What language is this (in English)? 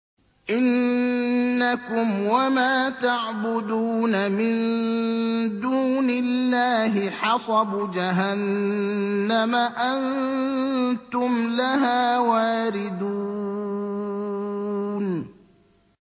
Arabic